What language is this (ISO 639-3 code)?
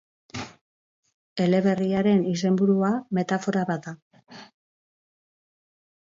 eus